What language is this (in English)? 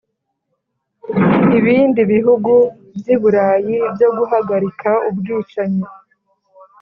Kinyarwanda